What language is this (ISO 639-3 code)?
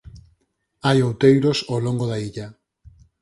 glg